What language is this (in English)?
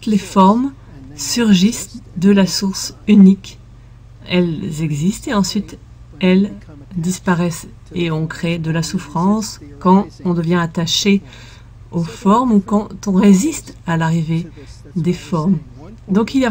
French